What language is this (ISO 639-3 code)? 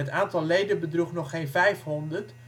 nld